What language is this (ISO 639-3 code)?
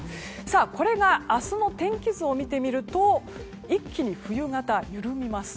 jpn